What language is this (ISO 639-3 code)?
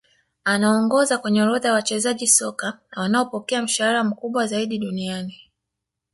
swa